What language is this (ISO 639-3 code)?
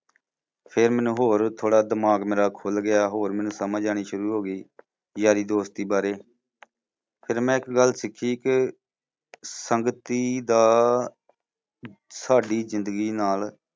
pan